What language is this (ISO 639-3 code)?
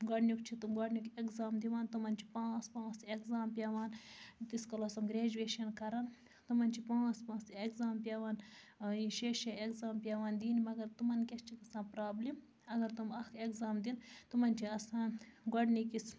kas